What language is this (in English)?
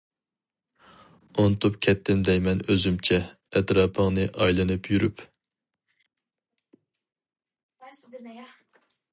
Uyghur